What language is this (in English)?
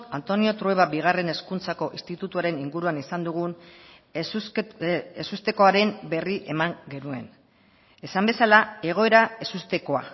Basque